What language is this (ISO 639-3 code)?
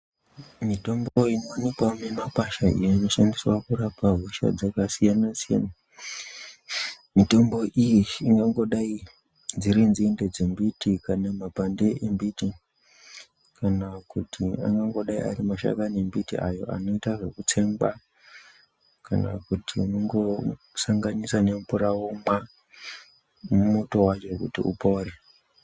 ndc